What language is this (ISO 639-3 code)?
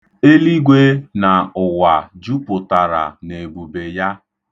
ibo